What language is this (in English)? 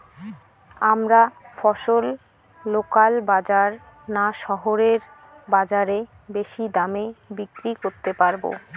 Bangla